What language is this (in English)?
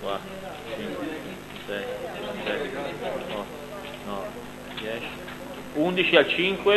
Italian